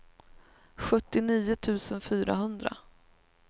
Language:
Swedish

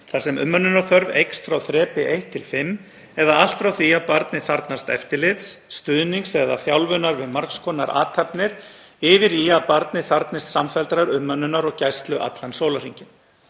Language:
Icelandic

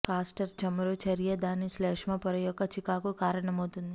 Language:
Telugu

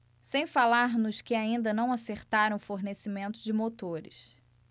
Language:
Portuguese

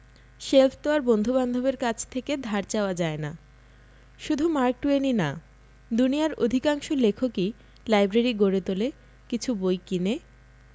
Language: Bangla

